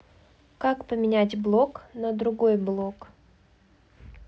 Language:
Russian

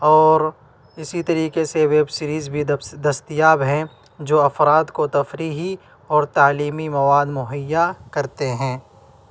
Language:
Urdu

